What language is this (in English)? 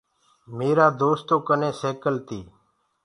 Gurgula